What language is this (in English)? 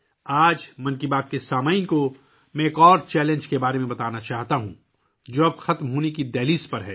Urdu